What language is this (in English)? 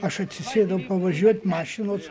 Lithuanian